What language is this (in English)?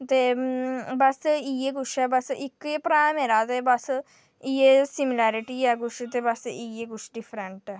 Dogri